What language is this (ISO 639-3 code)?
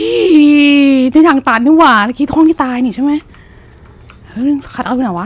tha